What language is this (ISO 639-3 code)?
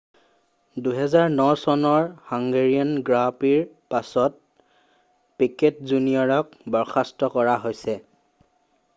asm